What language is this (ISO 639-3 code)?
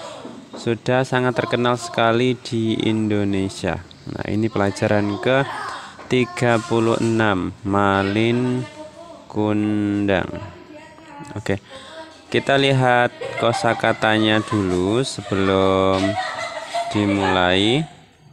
ind